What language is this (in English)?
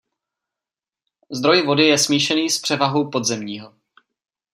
Czech